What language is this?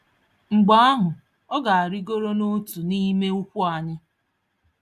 Igbo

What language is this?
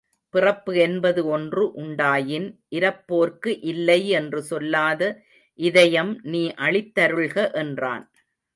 Tamil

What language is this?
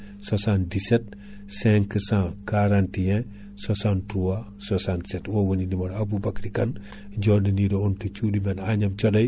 Fula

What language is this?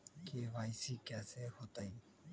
Magahi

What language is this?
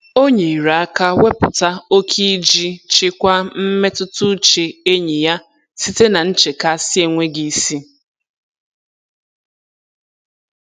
Igbo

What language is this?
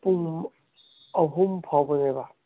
Manipuri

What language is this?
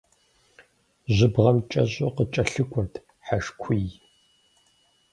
Kabardian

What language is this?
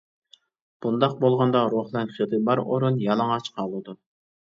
Uyghur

